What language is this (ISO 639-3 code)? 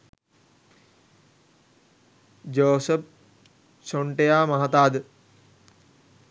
sin